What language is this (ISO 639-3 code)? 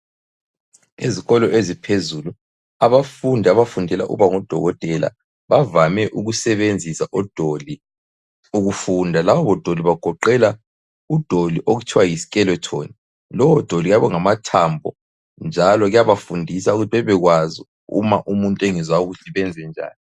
nde